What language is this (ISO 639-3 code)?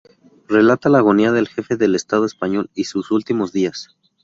spa